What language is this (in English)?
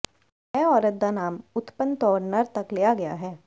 Punjabi